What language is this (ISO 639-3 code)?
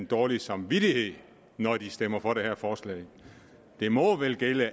dan